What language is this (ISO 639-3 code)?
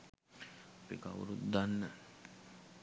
sin